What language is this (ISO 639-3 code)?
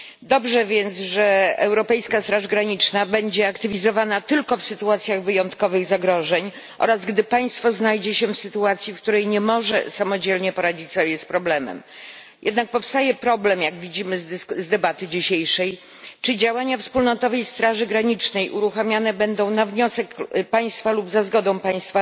pol